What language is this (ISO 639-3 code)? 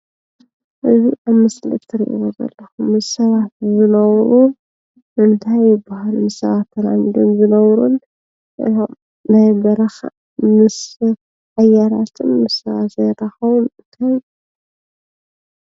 tir